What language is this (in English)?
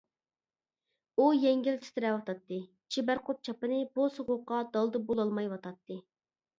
Uyghur